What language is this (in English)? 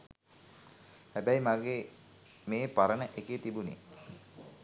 Sinhala